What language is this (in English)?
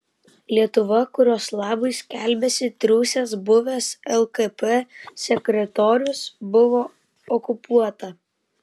Lithuanian